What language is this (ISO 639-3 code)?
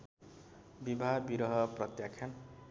nep